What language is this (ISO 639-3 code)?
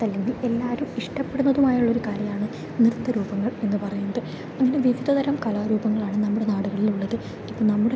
mal